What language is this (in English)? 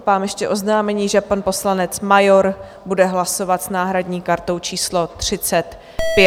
Czech